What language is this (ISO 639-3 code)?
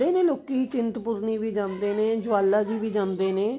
pan